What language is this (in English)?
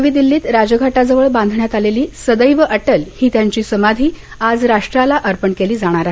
Marathi